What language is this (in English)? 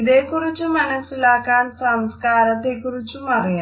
Malayalam